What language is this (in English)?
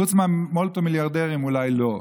Hebrew